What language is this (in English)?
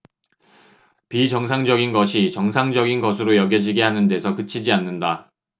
Korean